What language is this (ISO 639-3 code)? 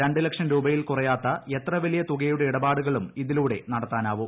mal